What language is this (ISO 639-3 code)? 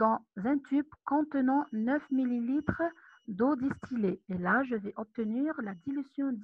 fra